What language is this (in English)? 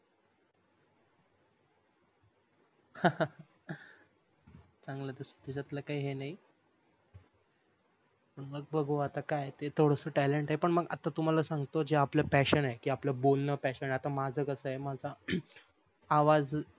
Marathi